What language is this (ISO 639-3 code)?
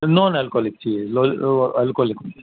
urd